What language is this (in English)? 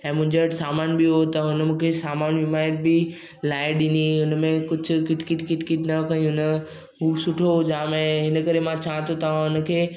Sindhi